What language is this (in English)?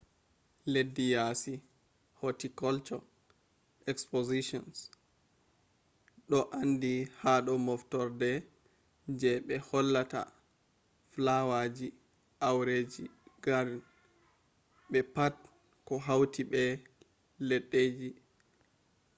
Fula